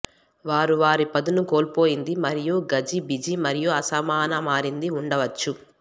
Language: Telugu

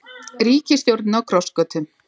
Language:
Icelandic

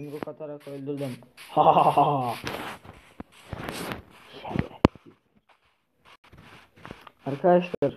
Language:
Turkish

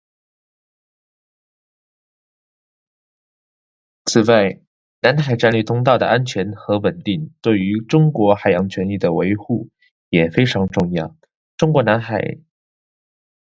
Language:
Chinese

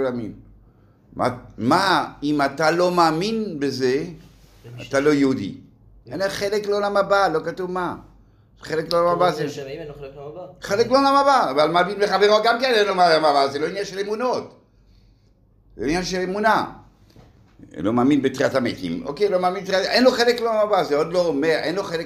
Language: Hebrew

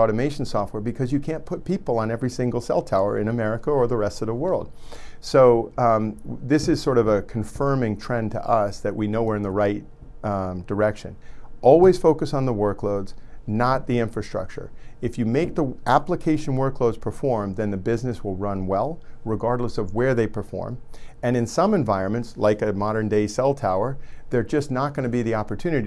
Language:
English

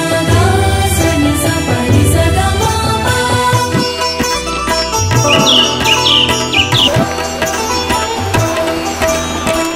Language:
Romanian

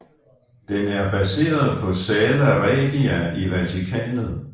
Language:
Danish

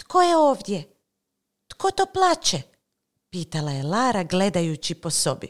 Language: Croatian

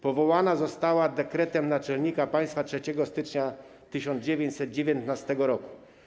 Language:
Polish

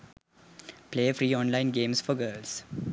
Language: Sinhala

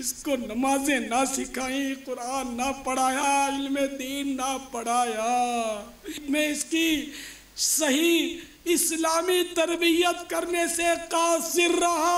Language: Hindi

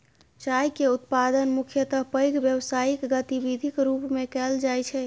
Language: Maithili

